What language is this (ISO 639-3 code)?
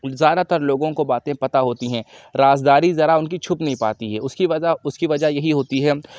urd